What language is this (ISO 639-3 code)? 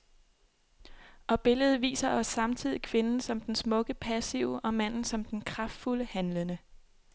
dan